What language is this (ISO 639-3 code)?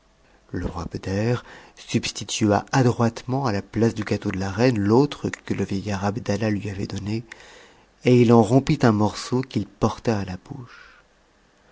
fra